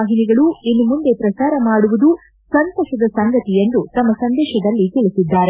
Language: Kannada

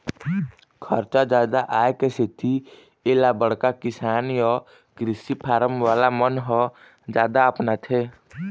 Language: Chhattisgarhi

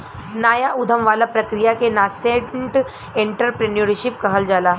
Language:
Bhojpuri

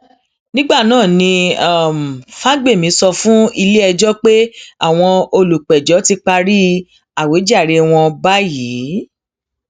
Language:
Yoruba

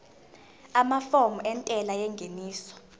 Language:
Zulu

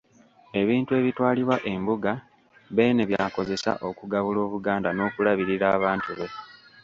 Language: Ganda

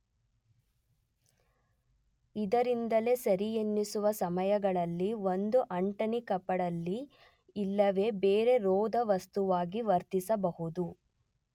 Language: Kannada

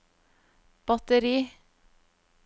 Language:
Norwegian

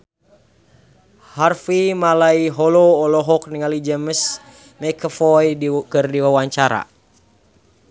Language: Sundanese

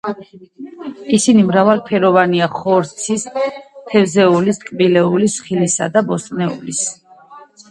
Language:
Georgian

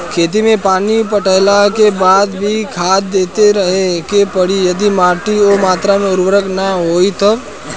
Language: Bhojpuri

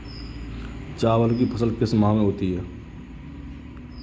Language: Hindi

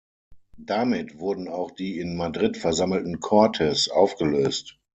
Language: German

